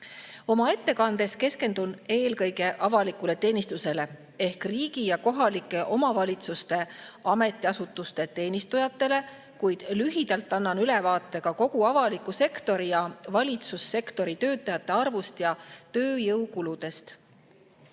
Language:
Estonian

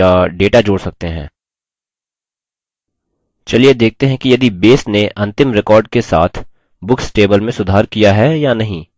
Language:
Hindi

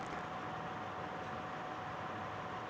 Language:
Telugu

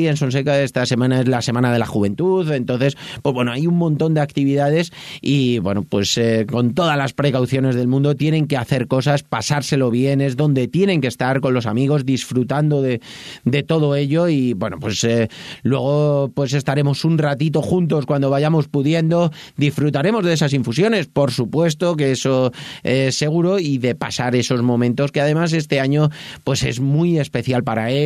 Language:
Spanish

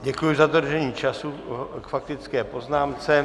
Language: Czech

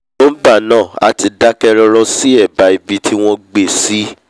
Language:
Yoruba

